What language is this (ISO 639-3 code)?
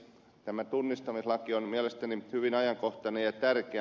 fin